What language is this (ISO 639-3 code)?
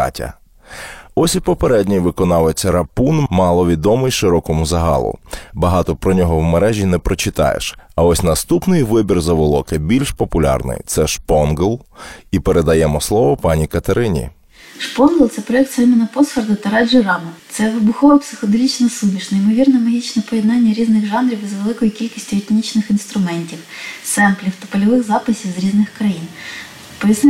ukr